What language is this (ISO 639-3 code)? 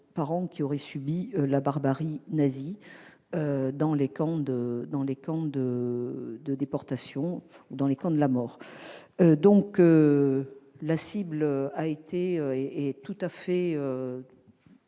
fra